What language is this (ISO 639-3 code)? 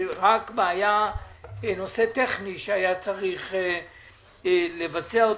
heb